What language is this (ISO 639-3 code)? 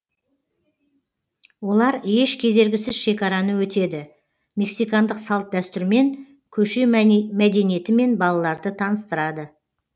kaz